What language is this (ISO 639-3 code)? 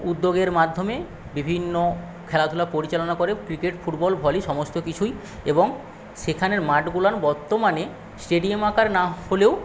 ben